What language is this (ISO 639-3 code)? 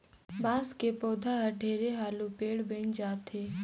hne